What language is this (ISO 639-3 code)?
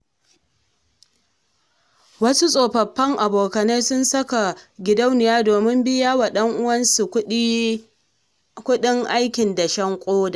hau